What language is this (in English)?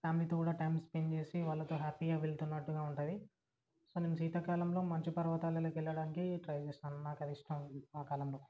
Telugu